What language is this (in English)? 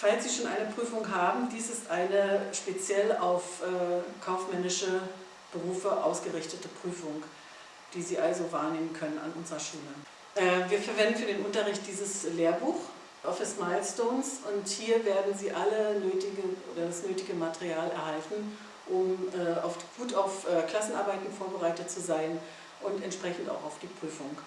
German